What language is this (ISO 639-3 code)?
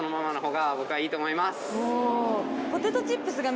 jpn